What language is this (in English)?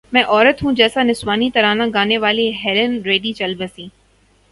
Urdu